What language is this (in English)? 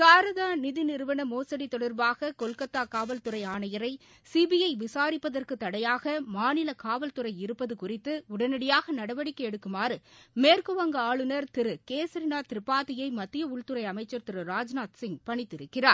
Tamil